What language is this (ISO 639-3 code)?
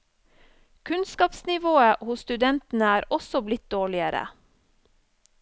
nor